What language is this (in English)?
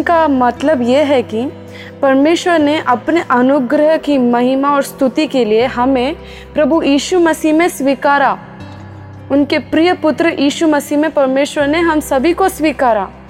Hindi